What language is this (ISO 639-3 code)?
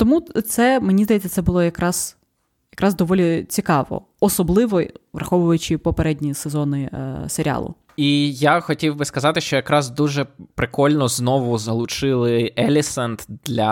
ukr